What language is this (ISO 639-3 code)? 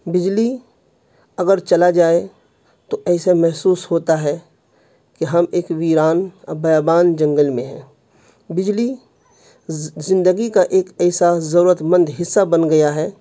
urd